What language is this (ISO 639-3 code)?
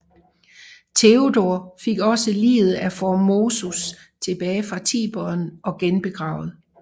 dan